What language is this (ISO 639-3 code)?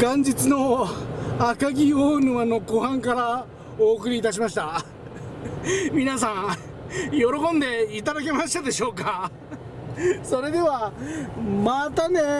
jpn